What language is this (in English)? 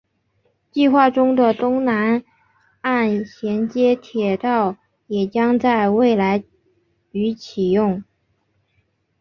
Chinese